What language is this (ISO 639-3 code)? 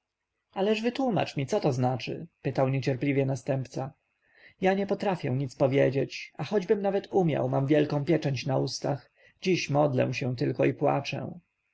pol